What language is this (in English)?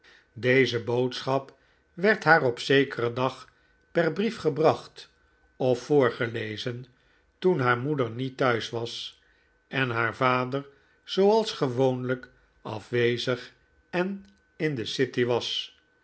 Dutch